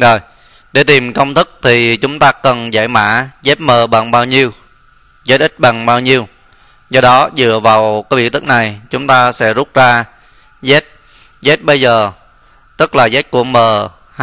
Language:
Vietnamese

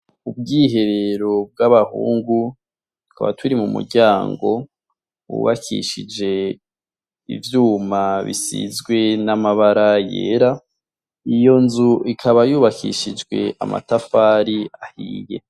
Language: Rundi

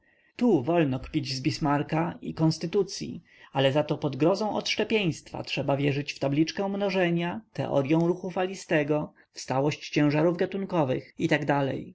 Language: Polish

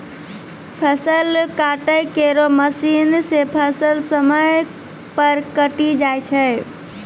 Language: Maithili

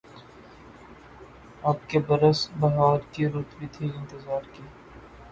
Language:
Urdu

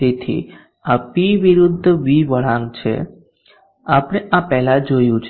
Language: Gujarati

